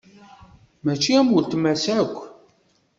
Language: Kabyle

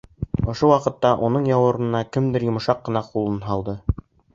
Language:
Bashkir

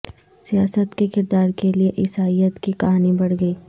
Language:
Urdu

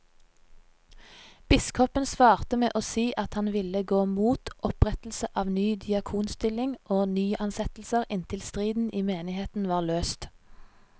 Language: Norwegian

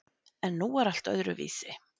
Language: Icelandic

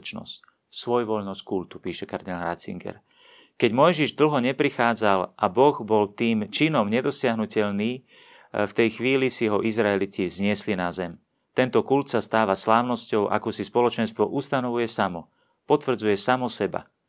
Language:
Slovak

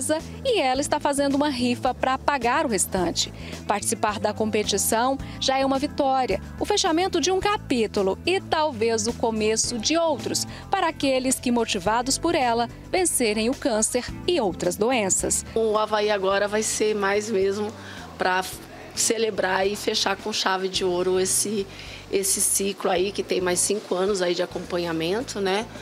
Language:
Portuguese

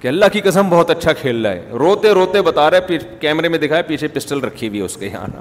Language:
Urdu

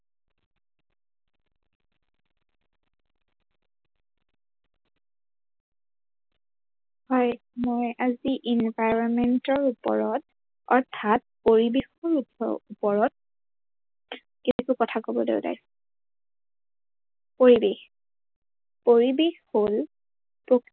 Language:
Assamese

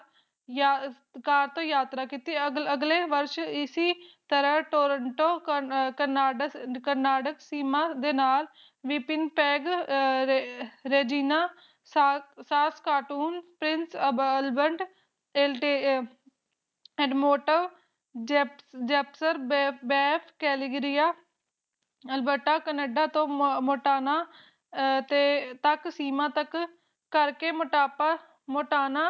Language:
Punjabi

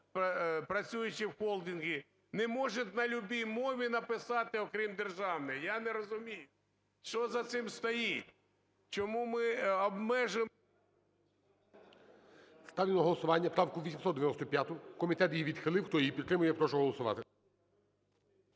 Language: Ukrainian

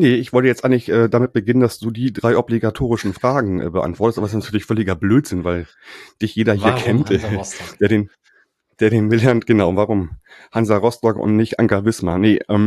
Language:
German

